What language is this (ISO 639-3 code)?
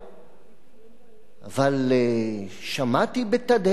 heb